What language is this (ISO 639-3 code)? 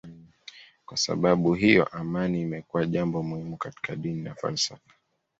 swa